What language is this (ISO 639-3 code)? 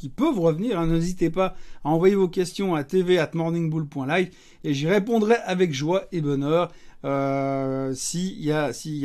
fra